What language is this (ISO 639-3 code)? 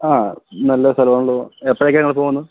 mal